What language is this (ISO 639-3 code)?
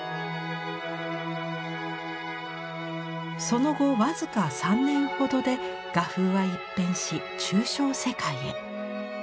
jpn